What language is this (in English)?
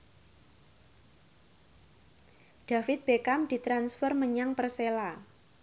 Javanese